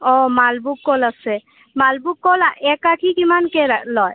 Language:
Assamese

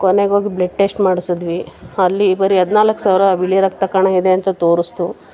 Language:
Kannada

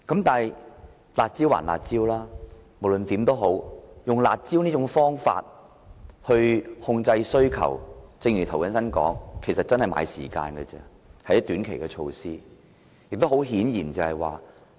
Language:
Cantonese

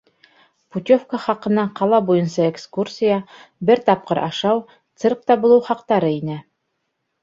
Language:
Bashkir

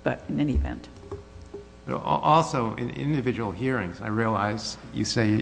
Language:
English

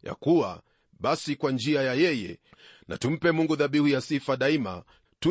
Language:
Swahili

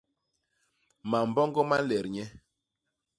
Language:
Basaa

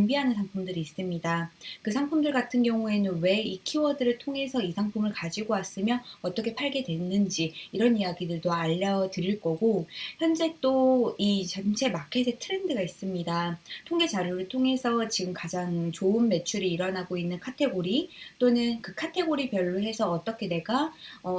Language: Korean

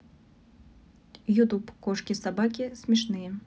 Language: Russian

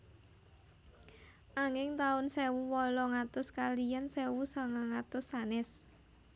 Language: Javanese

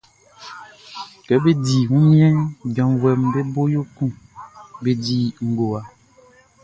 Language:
Baoulé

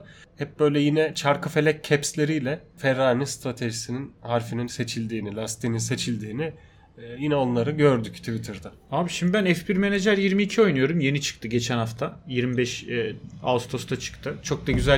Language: Turkish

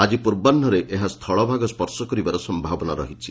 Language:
Odia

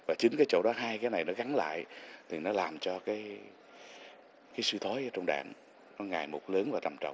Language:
Vietnamese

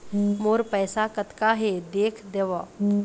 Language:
Chhattisgarhi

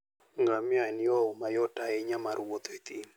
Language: Luo (Kenya and Tanzania)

